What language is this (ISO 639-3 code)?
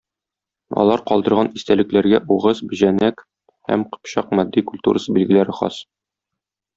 tat